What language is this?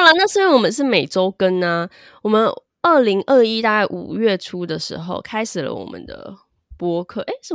Chinese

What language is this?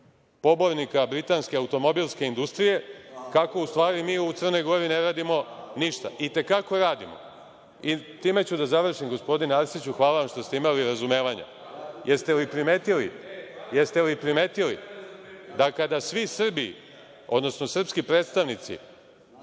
Serbian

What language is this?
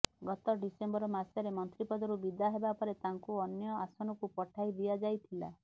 Odia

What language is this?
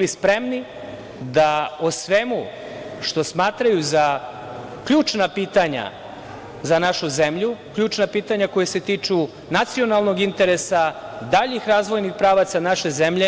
Serbian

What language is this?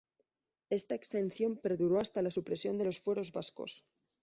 Spanish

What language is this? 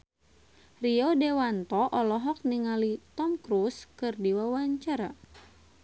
Sundanese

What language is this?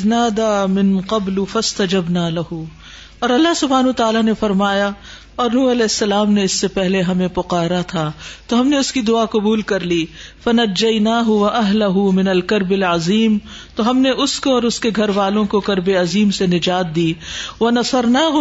Urdu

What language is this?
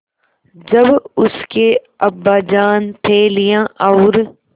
Hindi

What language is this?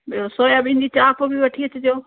Sindhi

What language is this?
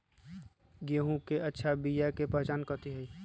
Magahi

